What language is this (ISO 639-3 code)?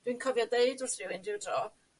cym